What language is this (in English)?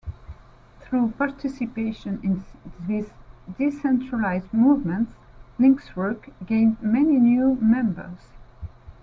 English